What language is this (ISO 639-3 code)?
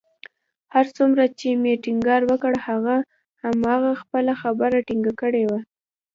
pus